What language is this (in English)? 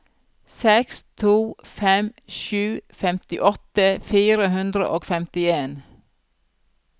Norwegian